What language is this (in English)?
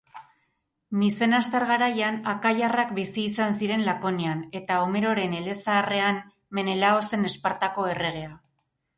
Basque